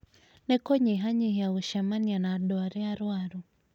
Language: Kikuyu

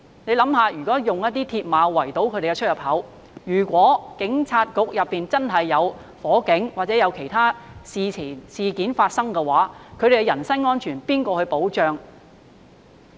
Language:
Cantonese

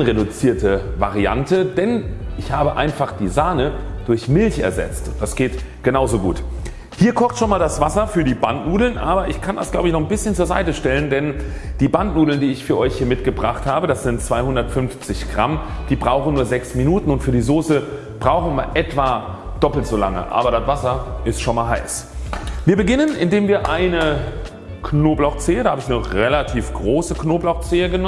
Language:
German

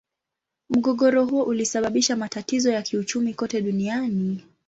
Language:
Swahili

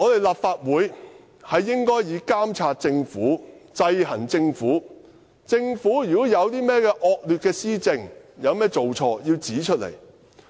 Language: Cantonese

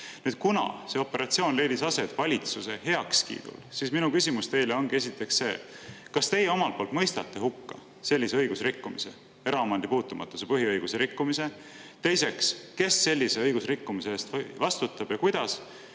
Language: Estonian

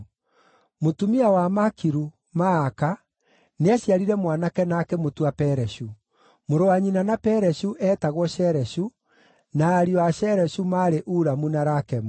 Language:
Kikuyu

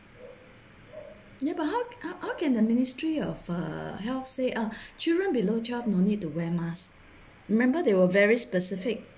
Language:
English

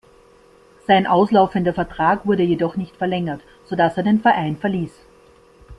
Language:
German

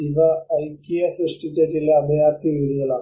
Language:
Malayalam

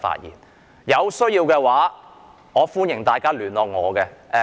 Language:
Cantonese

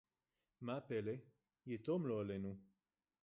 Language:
Hebrew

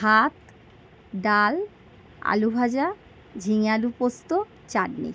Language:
Bangla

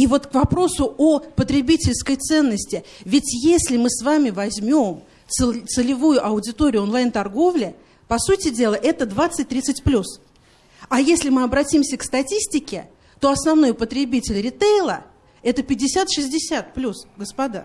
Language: Russian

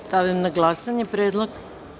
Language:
Serbian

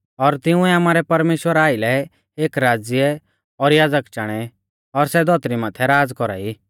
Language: Mahasu Pahari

